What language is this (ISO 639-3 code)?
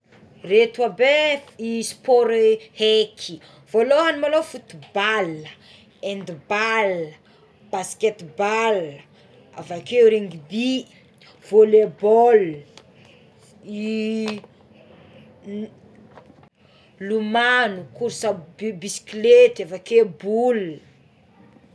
xmw